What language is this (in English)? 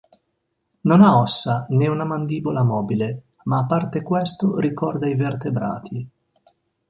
Italian